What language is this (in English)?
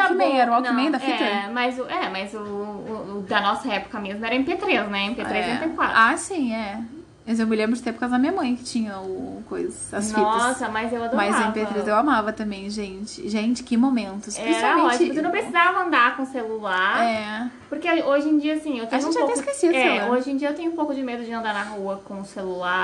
Portuguese